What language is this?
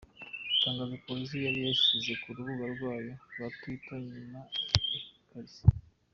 Kinyarwanda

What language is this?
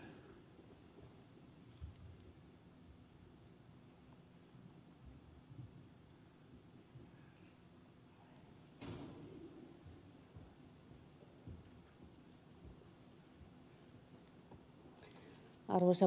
Finnish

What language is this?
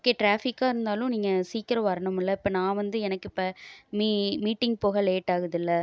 Tamil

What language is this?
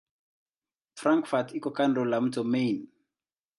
Swahili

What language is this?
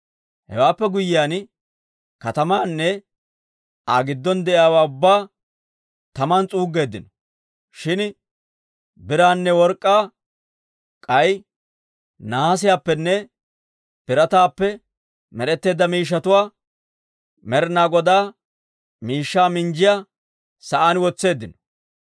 Dawro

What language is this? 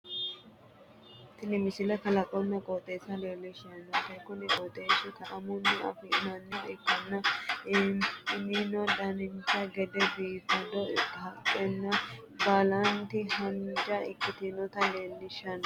Sidamo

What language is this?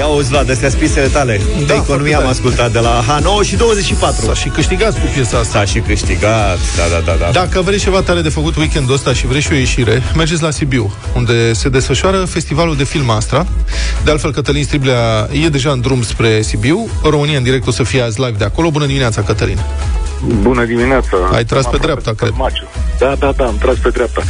Romanian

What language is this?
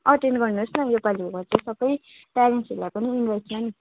Nepali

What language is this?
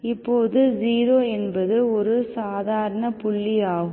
Tamil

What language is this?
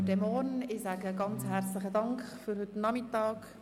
Swiss German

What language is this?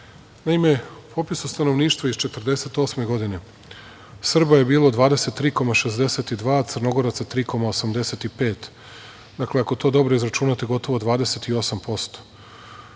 Serbian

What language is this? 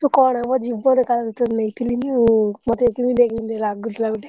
Odia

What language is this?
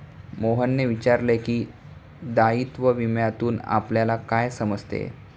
Marathi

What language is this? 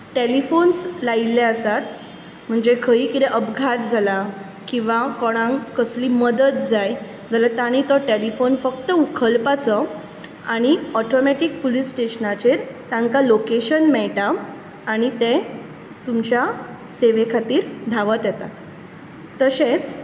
Konkani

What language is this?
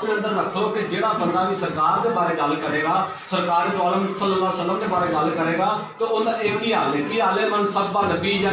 Urdu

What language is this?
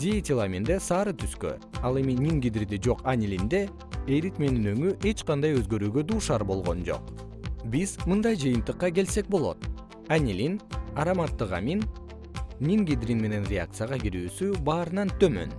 Kyrgyz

